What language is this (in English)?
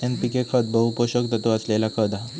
Marathi